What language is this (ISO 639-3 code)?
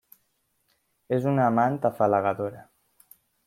cat